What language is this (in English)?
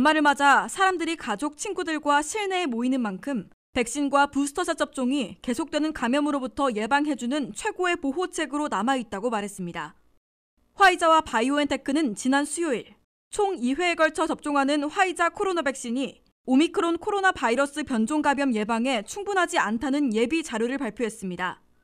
Korean